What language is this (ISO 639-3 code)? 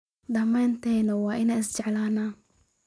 som